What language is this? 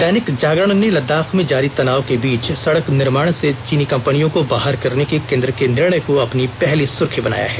Hindi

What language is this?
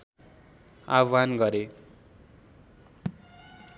Nepali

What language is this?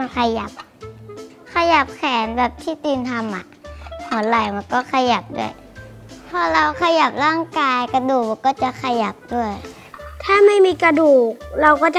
Thai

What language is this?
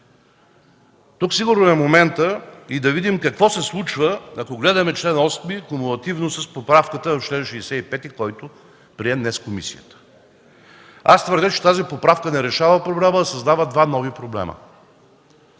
Bulgarian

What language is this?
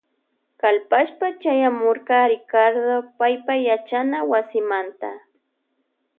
Loja Highland Quichua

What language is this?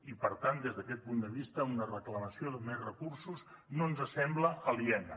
Catalan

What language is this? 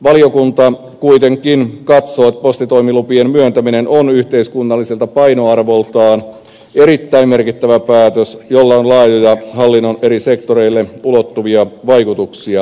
Finnish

